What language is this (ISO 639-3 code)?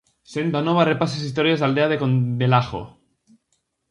glg